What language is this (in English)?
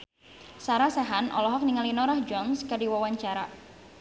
Sundanese